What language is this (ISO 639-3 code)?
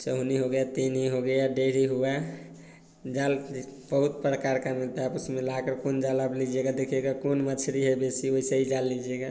hin